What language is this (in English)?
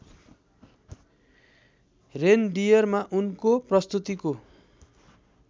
Nepali